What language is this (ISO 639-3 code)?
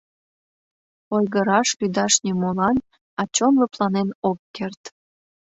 chm